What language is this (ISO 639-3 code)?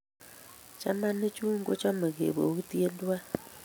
kln